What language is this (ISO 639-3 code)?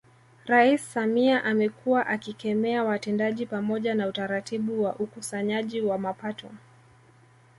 swa